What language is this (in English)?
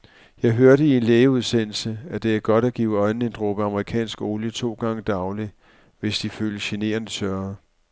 Danish